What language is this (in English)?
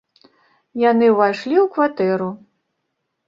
Belarusian